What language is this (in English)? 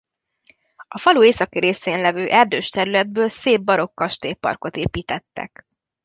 Hungarian